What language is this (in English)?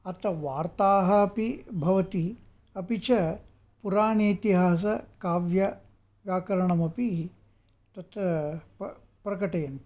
Sanskrit